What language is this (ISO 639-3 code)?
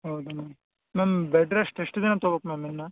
kan